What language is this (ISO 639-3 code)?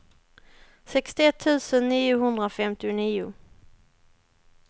swe